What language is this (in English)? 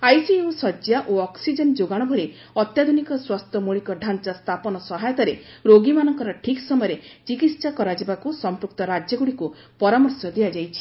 Odia